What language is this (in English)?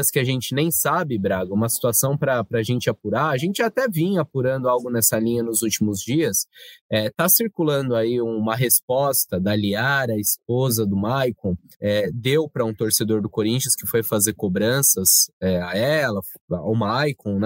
Portuguese